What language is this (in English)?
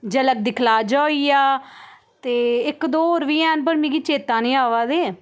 Dogri